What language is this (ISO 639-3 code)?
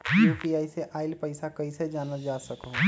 mag